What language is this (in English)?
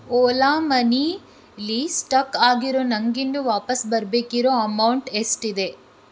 Kannada